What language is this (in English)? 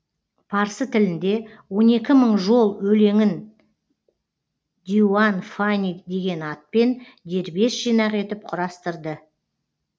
Kazakh